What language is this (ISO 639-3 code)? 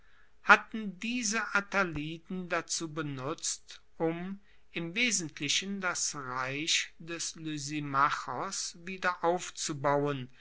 deu